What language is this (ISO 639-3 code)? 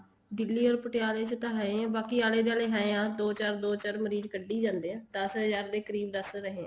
pan